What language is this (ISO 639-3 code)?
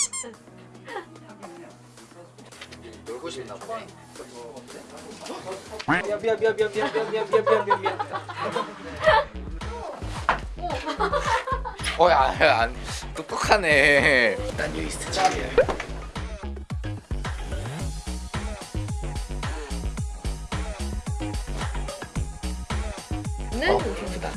kor